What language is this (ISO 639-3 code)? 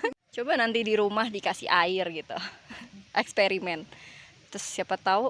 ind